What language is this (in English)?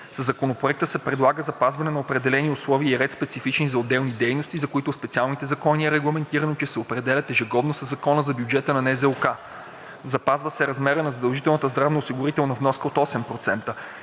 Bulgarian